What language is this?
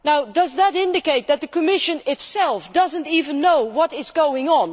English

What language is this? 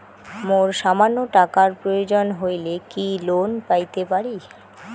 Bangla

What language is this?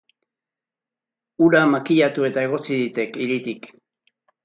Basque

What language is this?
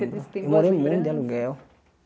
Portuguese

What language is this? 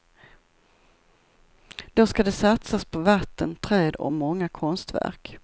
Swedish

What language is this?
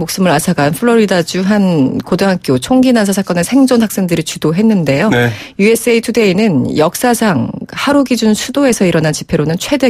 Korean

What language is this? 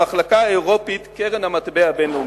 Hebrew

